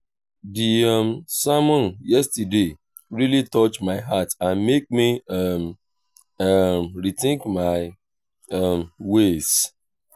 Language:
Nigerian Pidgin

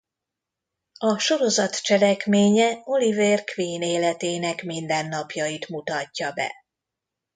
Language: Hungarian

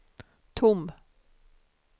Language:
Swedish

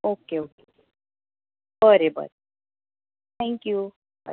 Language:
Konkani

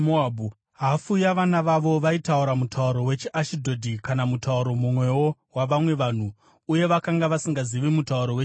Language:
Shona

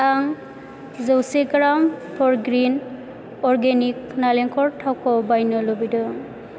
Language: Bodo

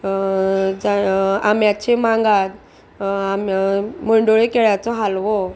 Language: Konkani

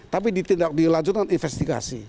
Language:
Indonesian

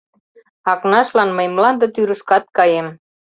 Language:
Mari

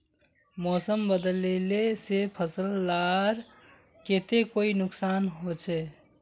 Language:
Magahi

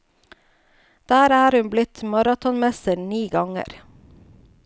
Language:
Norwegian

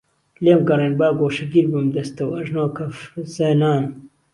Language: Central Kurdish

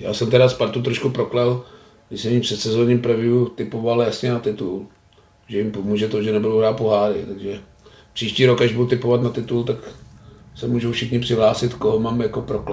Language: Czech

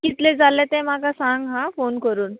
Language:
Konkani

